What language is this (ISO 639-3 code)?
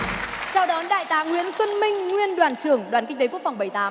vie